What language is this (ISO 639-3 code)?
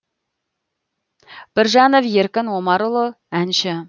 kaz